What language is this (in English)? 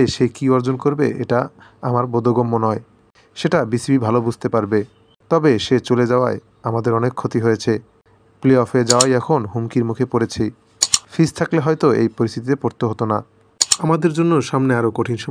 Bangla